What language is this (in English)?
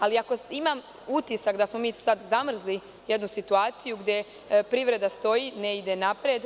Serbian